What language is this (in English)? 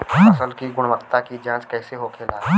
Bhojpuri